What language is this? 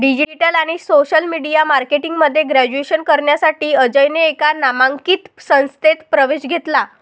Marathi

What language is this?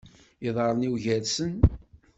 Kabyle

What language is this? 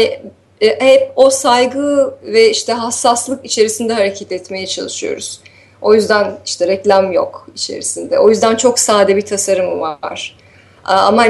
Turkish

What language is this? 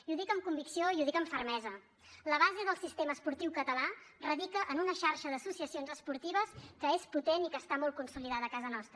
Catalan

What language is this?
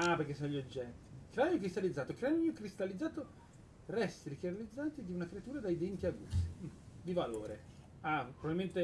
Italian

